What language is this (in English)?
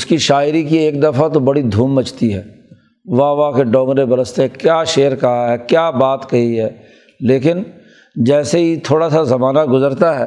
Urdu